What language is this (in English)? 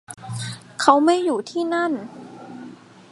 Thai